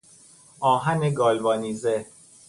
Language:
Persian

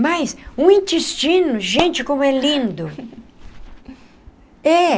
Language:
Portuguese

